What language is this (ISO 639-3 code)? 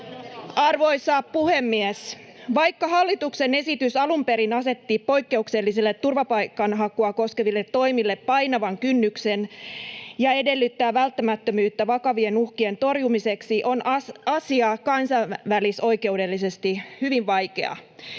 fin